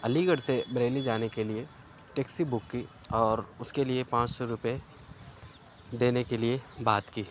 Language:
Urdu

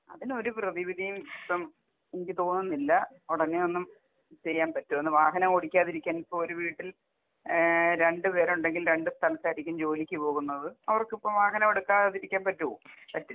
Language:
Malayalam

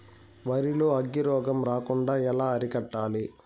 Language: Telugu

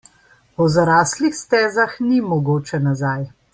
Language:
Slovenian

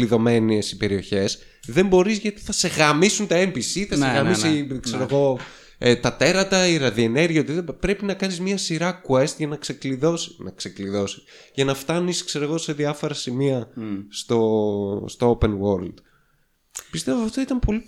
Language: Greek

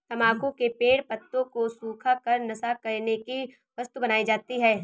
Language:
Hindi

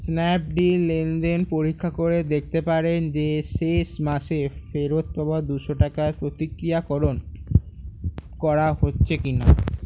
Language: Bangla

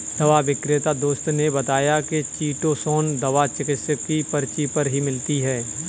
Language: Hindi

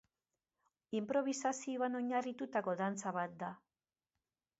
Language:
Basque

